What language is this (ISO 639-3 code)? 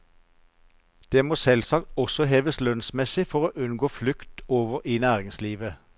nor